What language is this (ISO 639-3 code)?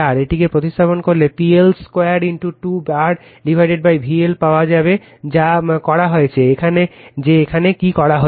ben